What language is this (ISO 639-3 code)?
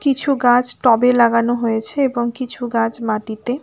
ben